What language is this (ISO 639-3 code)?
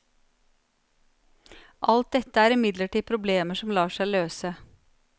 nor